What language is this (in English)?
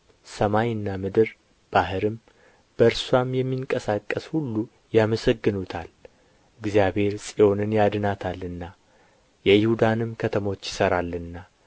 Amharic